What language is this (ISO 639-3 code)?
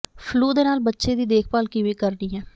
pan